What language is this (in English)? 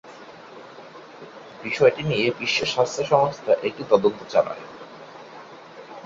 Bangla